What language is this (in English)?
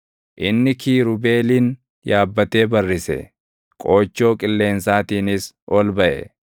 Oromo